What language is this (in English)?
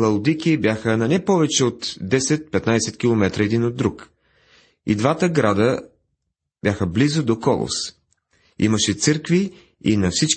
Bulgarian